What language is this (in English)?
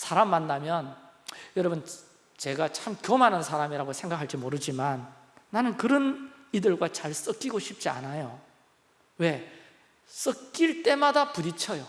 Korean